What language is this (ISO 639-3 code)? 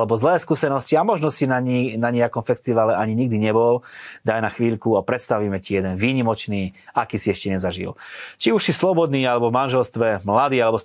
slk